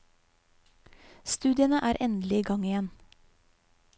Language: Norwegian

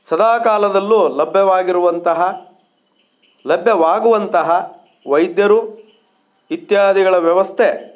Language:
Kannada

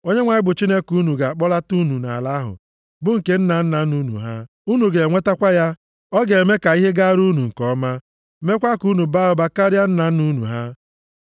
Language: Igbo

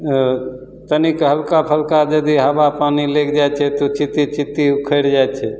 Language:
Maithili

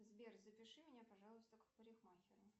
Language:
Russian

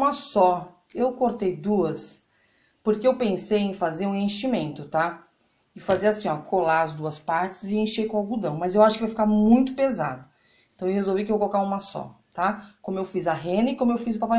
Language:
Portuguese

